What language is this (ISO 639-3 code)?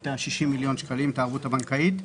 heb